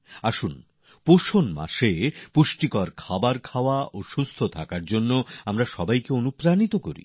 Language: Bangla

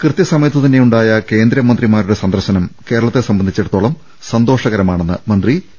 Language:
Malayalam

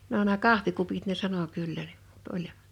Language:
Finnish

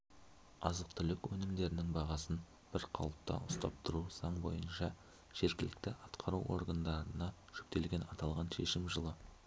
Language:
Kazakh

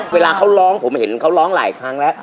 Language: Thai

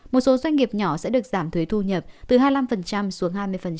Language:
Vietnamese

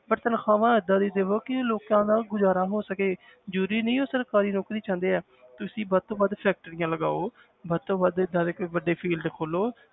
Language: Punjabi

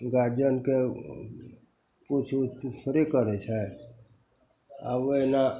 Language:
Maithili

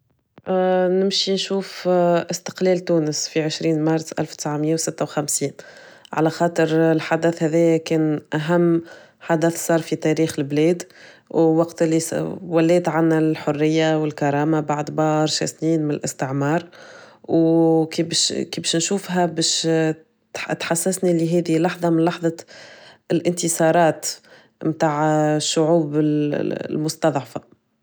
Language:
Tunisian Arabic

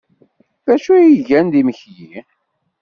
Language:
Kabyle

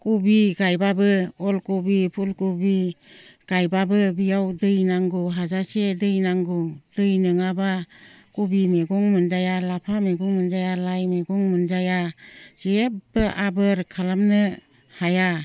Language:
Bodo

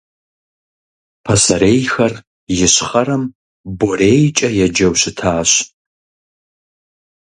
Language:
Kabardian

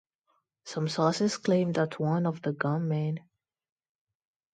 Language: English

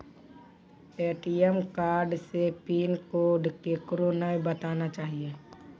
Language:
Maithili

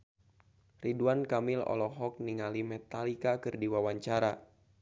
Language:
Sundanese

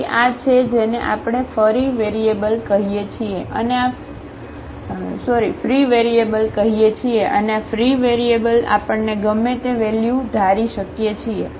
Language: Gujarati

